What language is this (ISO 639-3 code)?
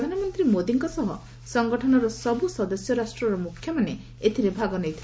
ori